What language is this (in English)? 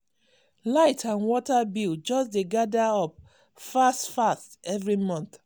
Nigerian Pidgin